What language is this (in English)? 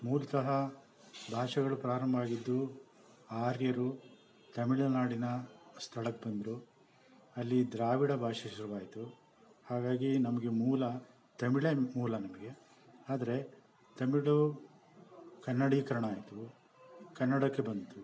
Kannada